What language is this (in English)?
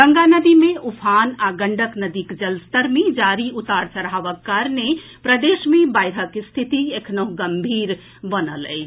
Maithili